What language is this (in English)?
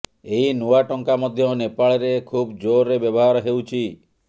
Odia